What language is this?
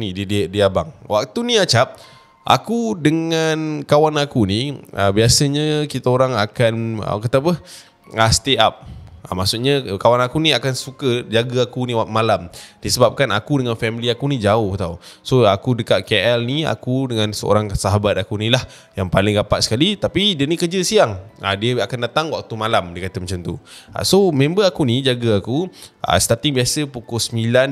Malay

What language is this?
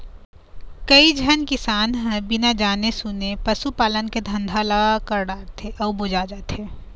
Chhattisgarhi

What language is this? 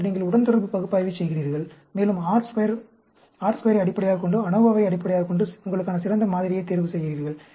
Tamil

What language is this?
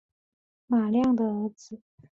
Chinese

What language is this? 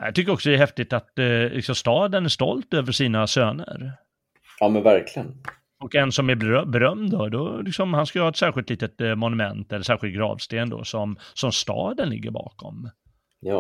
Swedish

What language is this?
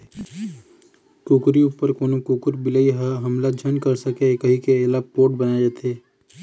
Chhattisgarhi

